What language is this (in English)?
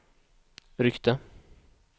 Swedish